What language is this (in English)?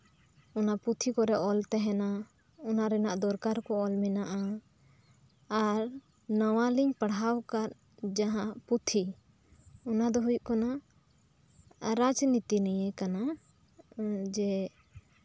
Santali